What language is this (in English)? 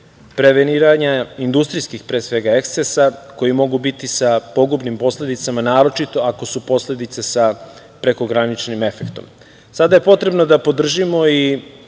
Serbian